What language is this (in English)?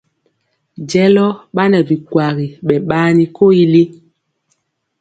Mpiemo